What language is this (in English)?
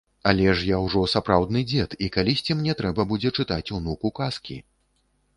Belarusian